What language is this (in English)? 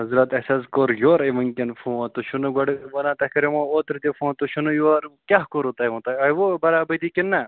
Kashmiri